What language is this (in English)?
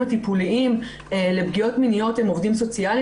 Hebrew